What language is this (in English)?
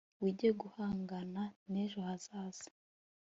Kinyarwanda